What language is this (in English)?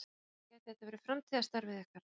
Icelandic